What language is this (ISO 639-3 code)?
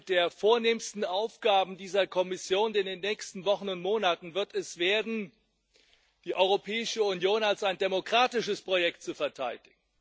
deu